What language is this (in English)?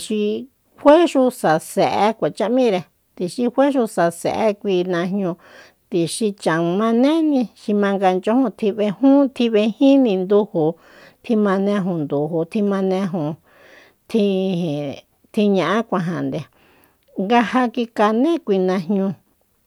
Soyaltepec Mazatec